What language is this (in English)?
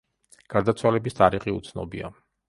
Georgian